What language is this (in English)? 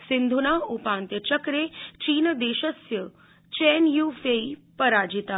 Sanskrit